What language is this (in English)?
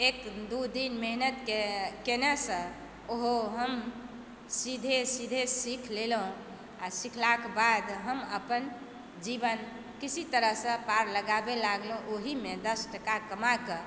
Maithili